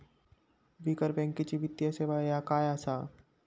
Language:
Marathi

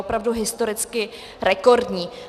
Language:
Czech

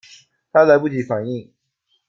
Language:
Chinese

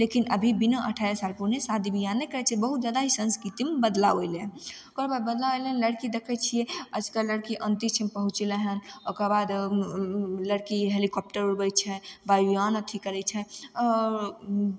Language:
Maithili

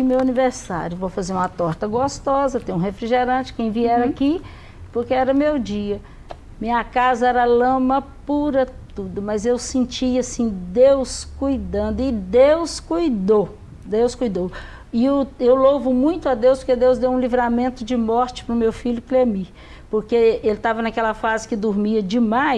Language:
Portuguese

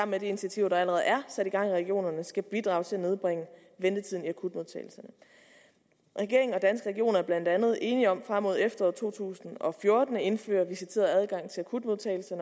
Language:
Danish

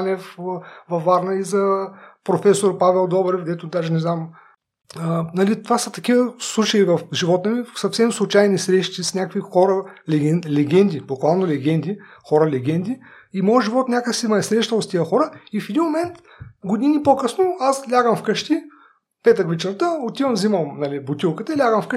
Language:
Bulgarian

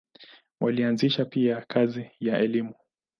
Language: Swahili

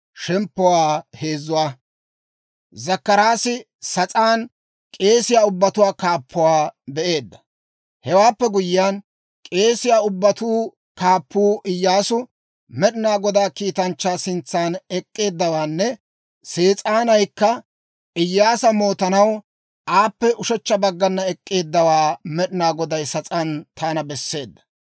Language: Dawro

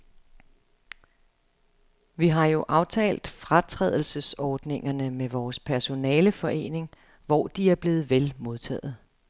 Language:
Danish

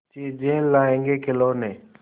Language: Hindi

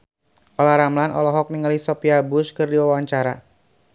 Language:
Sundanese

